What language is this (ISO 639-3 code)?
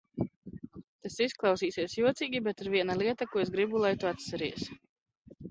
lav